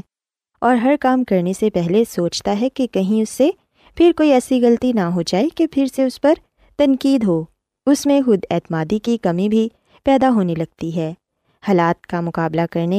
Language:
Urdu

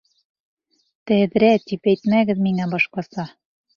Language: Bashkir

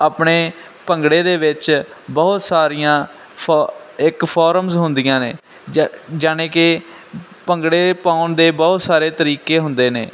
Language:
Punjabi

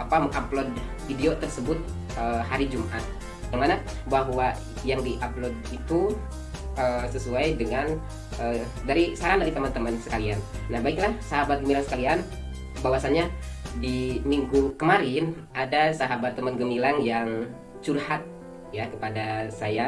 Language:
Indonesian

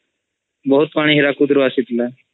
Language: Odia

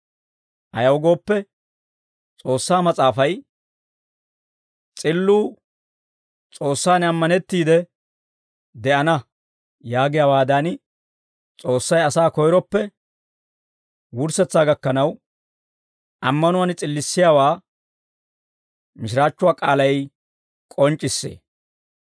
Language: Dawro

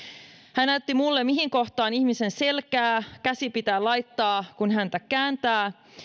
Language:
Finnish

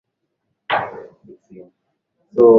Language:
Swahili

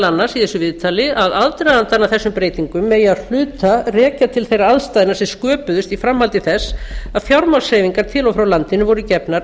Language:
Icelandic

